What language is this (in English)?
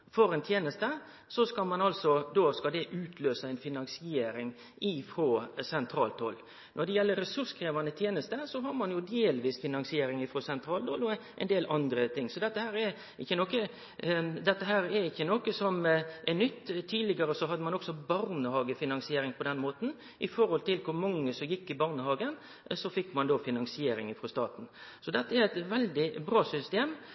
Norwegian Nynorsk